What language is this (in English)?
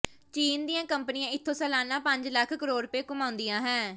Punjabi